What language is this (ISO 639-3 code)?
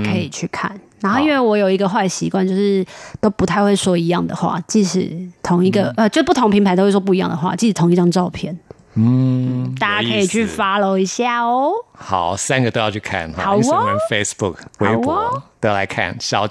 zho